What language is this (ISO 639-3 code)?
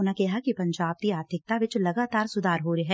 pan